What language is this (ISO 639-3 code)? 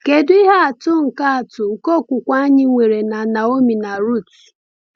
ibo